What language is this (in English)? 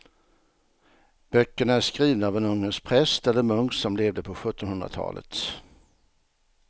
Swedish